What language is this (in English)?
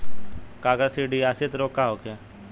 Bhojpuri